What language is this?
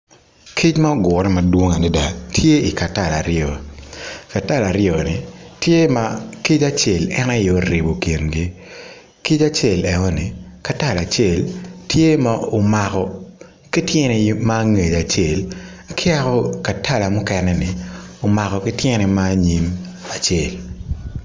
Acoli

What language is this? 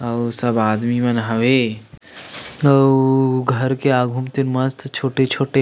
Chhattisgarhi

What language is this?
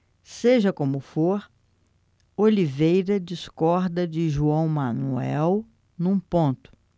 Portuguese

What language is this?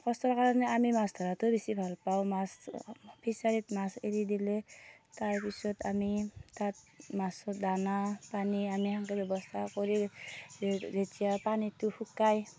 Assamese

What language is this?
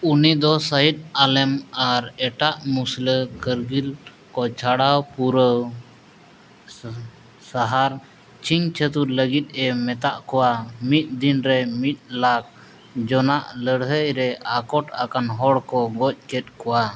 Santali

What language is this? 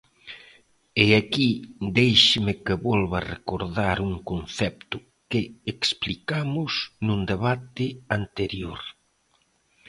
Galician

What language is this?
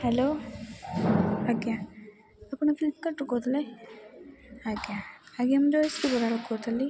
Odia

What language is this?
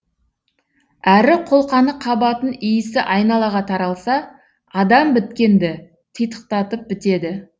Kazakh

